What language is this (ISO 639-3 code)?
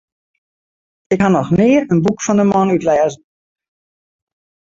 fry